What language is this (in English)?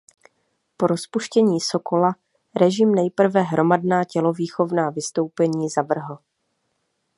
Czech